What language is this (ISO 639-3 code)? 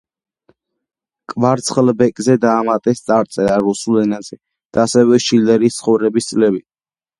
kat